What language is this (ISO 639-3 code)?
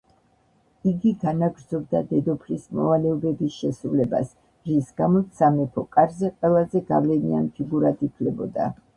kat